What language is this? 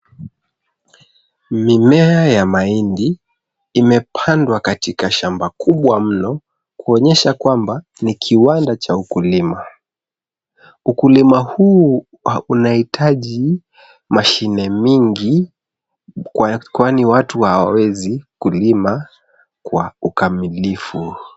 Swahili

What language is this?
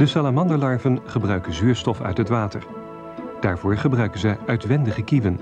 Dutch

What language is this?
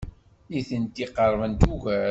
Kabyle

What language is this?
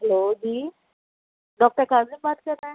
Urdu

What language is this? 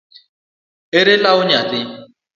Luo (Kenya and Tanzania)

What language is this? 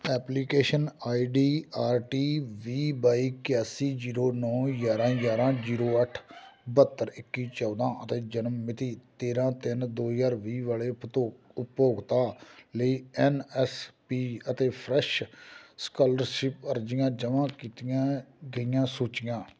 Punjabi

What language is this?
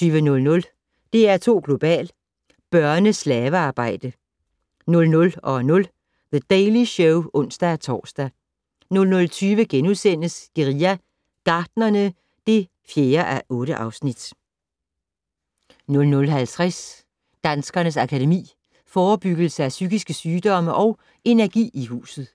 Danish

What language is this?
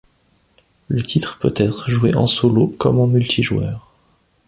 French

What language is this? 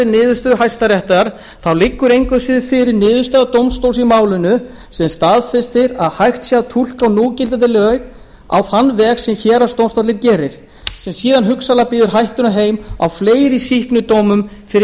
Icelandic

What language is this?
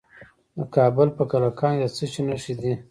Pashto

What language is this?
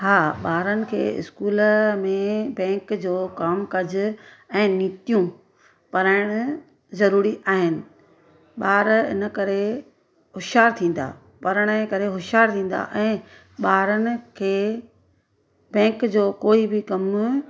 Sindhi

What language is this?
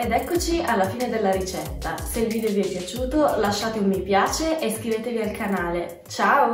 Italian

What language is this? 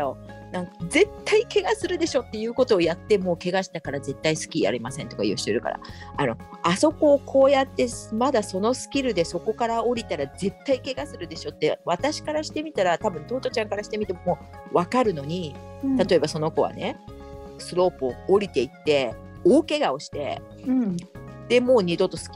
Japanese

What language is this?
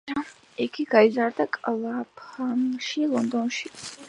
Georgian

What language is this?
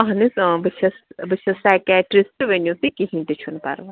Kashmiri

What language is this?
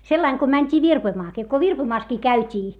Finnish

